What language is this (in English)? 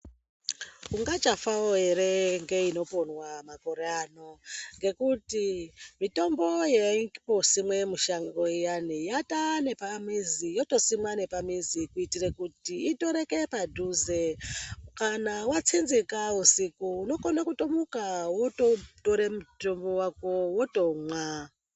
Ndau